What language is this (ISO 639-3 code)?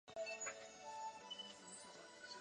zho